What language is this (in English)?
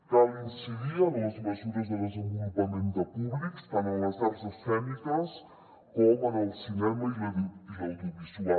Catalan